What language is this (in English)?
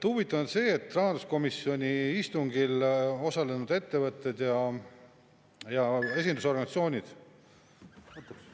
Estonian